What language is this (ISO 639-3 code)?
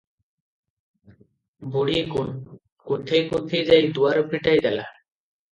ori